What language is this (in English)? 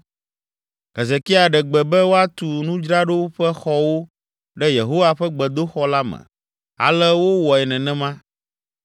Ewe